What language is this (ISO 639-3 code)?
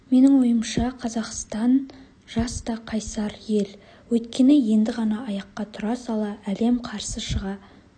kaz